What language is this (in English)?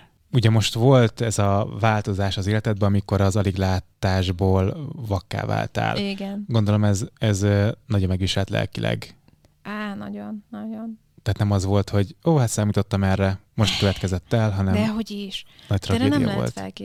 Hungarian